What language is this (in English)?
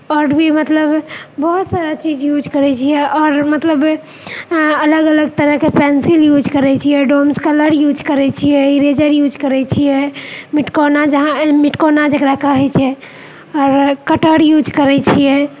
Maithili